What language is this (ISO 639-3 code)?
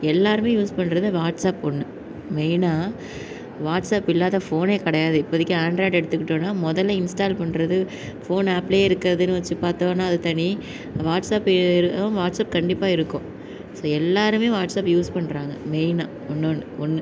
tam